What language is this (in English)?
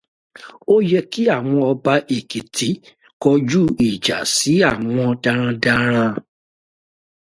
Yoruba